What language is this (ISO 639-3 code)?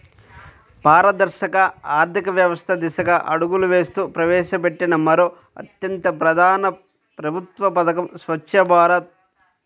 tel